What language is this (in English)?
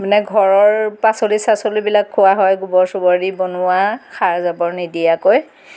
Assamese